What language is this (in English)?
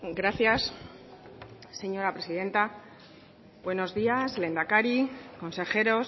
Spanish